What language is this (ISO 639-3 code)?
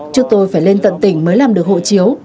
vie